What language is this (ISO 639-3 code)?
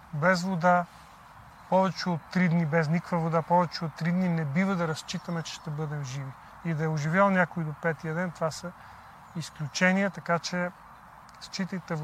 bul